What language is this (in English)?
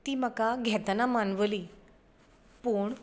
Konkani